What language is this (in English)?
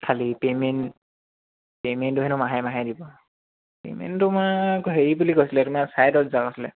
Assamese